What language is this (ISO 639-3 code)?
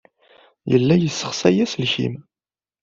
kab